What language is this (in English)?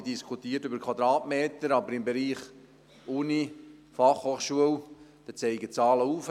Swiss German